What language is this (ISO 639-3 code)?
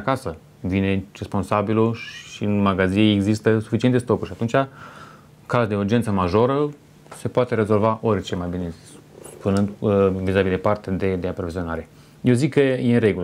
ron